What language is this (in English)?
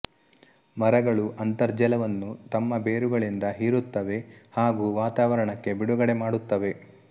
Kannada